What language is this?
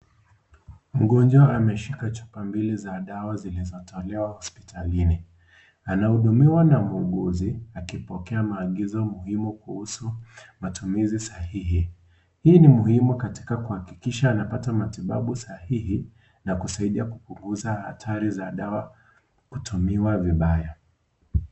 Swahili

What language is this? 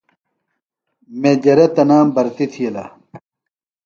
Phalura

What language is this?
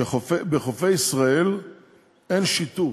Hebrew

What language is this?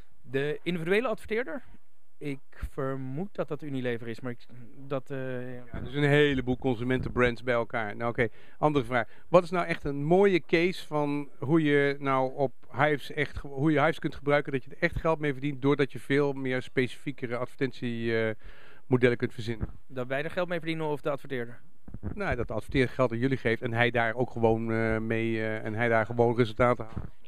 Dutch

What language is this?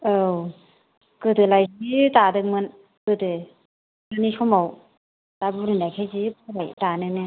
Bodo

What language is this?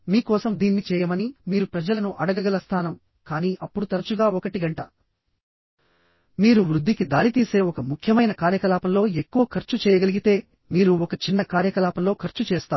Telugu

